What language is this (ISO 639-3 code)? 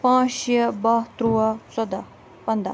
kas